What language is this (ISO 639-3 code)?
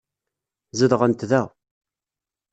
kab